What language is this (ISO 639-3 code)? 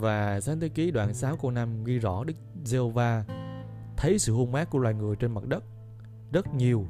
vie